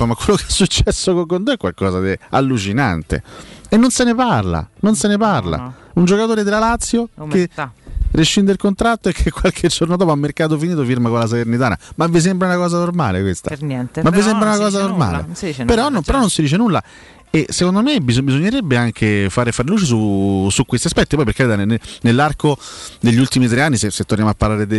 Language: Italian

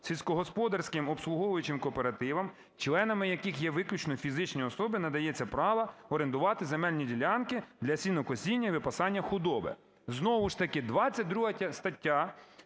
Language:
Ukrainian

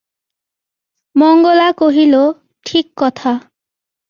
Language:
Bangla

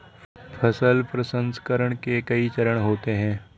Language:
Hindi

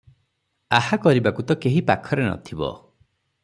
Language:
Odia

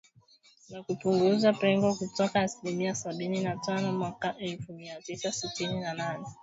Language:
Swahili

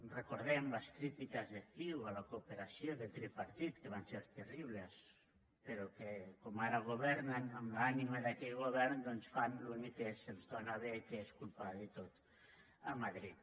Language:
Catalan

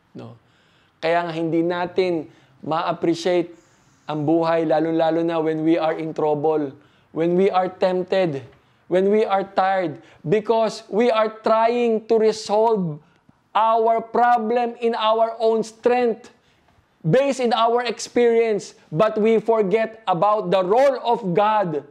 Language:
Filipino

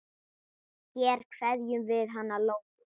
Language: Icelandic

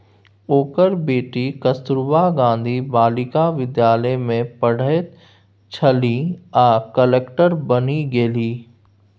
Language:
Maithili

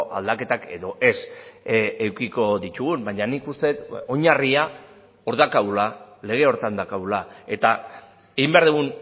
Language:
Basque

